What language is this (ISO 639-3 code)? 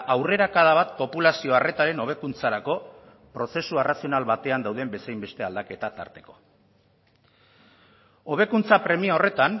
eus